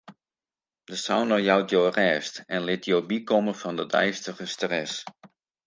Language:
Western Frisian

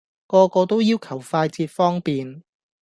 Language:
Cantonese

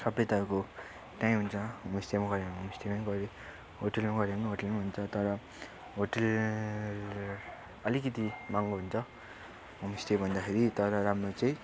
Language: Nepali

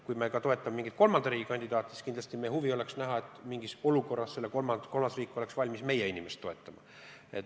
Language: Estonian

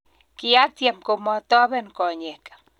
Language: Kalenjin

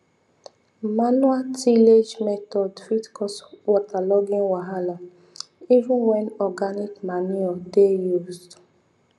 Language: Nigerian Pidgin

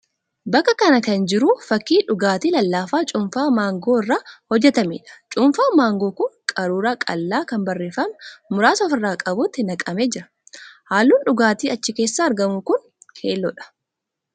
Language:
Oromo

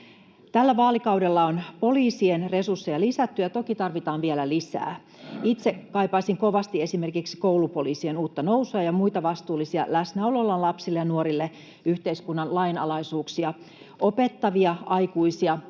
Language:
Finnish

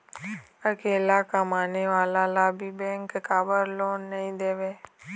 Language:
Chhattisgarhi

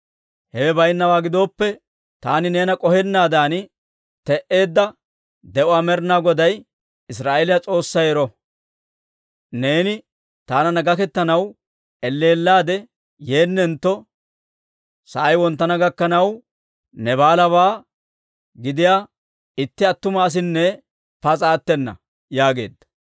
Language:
Dawro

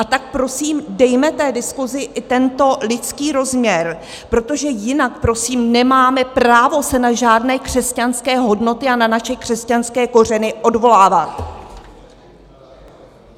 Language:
Czech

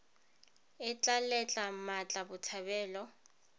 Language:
Tswana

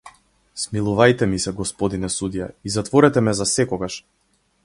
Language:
Macedonian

